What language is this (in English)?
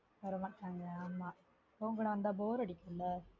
Tamil